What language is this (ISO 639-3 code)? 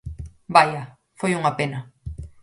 glg